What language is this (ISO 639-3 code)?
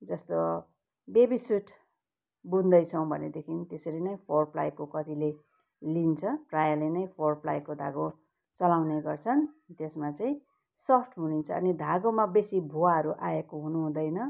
nep